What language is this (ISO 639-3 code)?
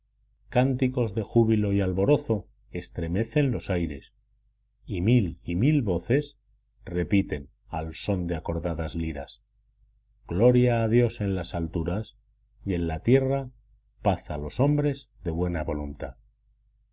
spa